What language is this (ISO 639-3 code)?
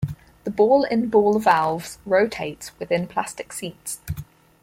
eng